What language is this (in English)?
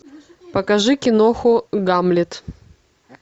Russian